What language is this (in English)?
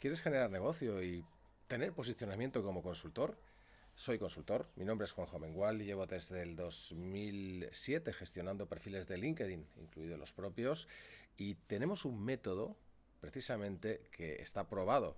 Spanish